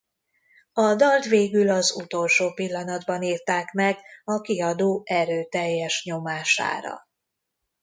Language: Hungarian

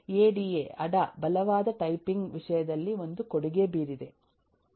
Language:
Kannada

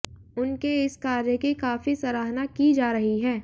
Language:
Hindi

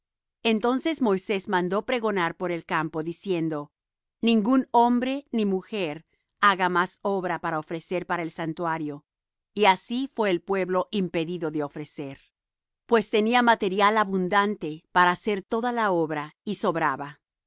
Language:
Spanish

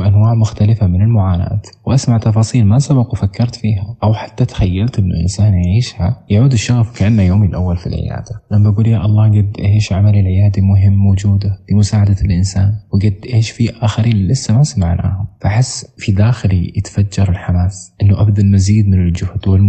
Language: Arabic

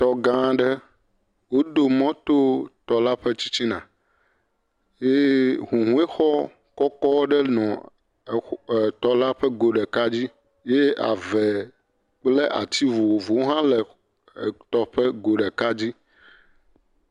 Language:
Ewe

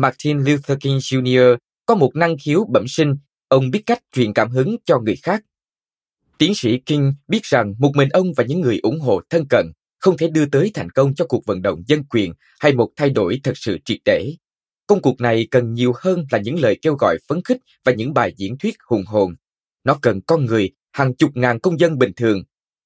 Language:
Vietnamese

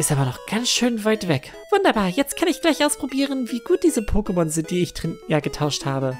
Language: German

